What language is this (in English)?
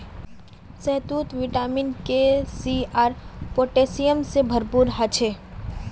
Magahi